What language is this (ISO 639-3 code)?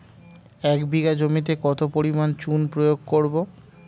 ben